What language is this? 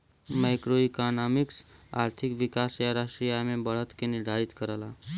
Bhojpuri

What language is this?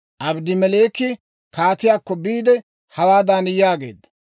Dawro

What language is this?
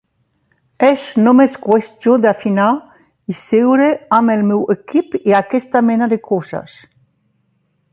Catalan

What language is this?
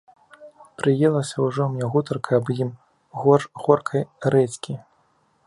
Belarusian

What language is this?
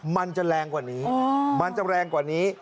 Thai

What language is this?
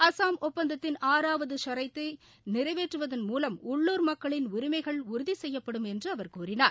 Tamil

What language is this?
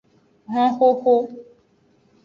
Aja (Benin)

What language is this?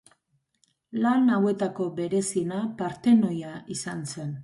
Basque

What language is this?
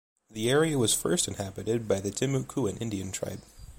English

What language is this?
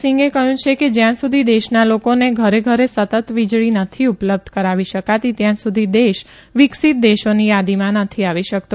Gujarati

